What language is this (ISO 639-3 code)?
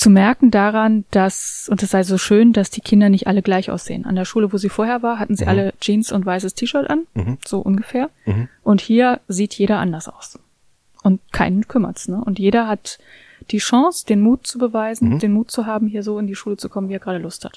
deu